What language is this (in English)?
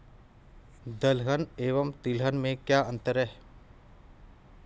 Hindi